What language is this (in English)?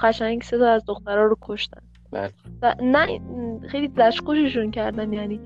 Persian